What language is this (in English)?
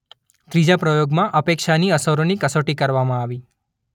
Gujarati